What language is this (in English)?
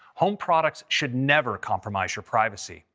English